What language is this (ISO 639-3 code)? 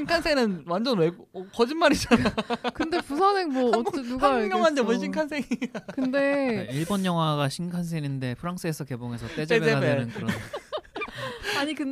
kor